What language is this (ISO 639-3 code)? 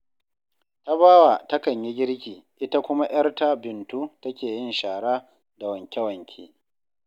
hau